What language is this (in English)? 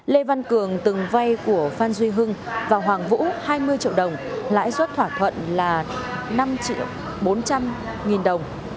Vietnamese